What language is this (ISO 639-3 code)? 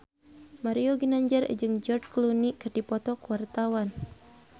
sun